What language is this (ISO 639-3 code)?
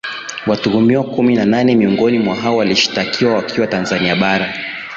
swa